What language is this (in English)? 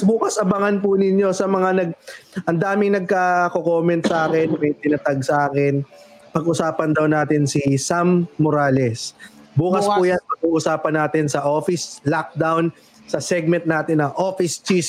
Filipino